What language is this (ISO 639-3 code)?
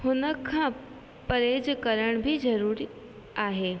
snd